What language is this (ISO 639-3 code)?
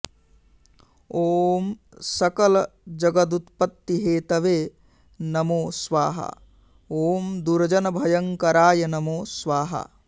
san